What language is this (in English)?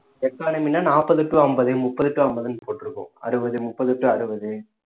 Tamil